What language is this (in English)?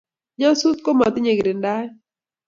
Kalenjin